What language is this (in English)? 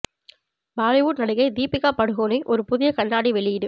Tamil